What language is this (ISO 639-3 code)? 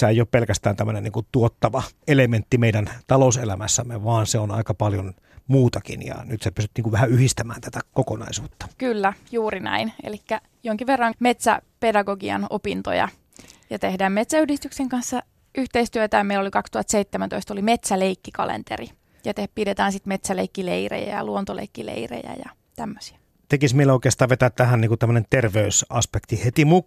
fin